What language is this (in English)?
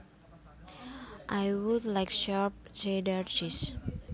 Javanese